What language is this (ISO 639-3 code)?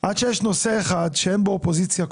heb